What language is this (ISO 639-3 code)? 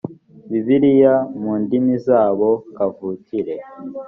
kin